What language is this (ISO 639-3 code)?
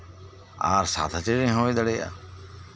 sat